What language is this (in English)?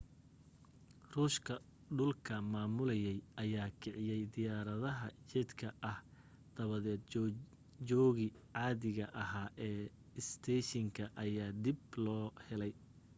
Somali